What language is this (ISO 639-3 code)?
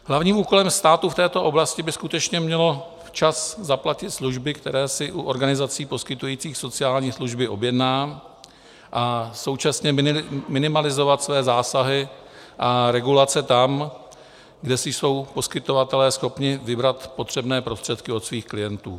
ces